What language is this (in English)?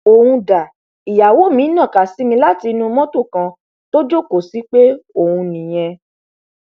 Yoruba